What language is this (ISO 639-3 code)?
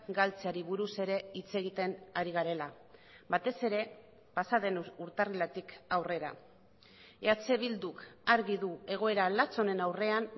eus